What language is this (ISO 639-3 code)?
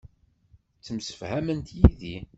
kab